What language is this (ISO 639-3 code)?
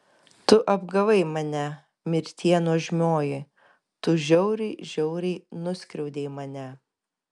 lit